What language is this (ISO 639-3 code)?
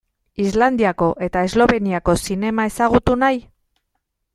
eus